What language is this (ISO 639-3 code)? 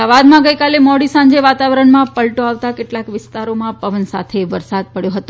guj